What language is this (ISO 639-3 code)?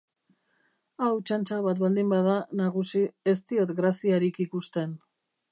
eus